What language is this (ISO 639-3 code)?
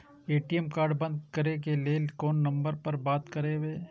mai